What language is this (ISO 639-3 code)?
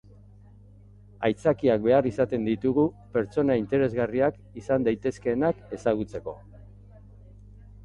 eus